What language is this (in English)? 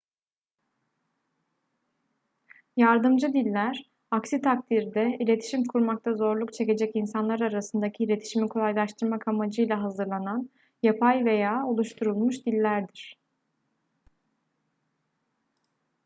Turkish